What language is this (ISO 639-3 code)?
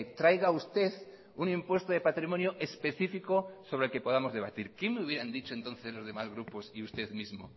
spa